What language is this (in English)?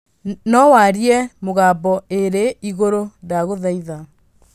Kikuyu